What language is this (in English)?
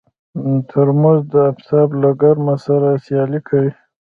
Pashto